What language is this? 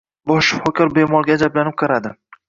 Uzbek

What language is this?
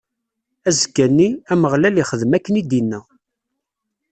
Kabyle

